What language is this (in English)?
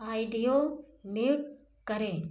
Hindi